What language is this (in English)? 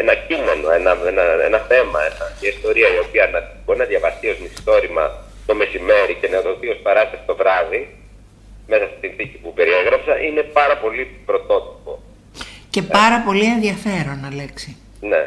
Greek